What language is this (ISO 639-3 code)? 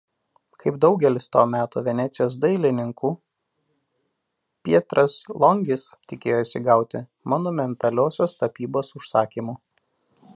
lit